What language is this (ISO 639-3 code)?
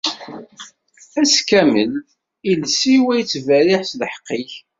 kab